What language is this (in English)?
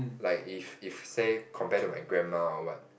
English